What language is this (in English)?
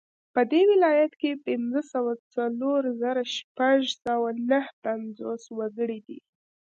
Pashto